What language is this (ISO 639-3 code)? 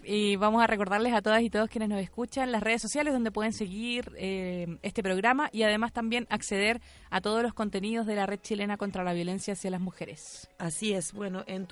spa